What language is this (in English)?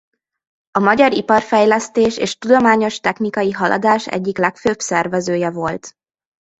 Hungarian